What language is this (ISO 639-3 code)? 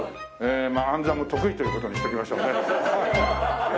jpn